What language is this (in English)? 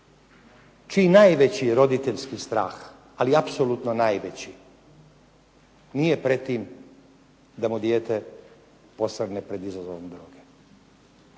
Croatian